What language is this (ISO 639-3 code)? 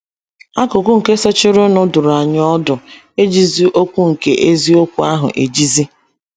ibo